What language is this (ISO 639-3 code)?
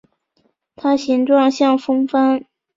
zho